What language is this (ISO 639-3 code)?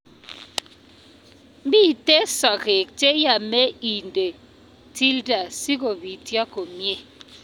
kln